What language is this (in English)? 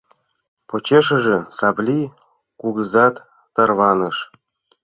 Mari